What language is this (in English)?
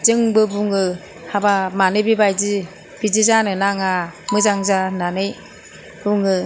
Bodo